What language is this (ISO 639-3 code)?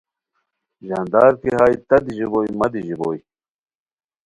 khw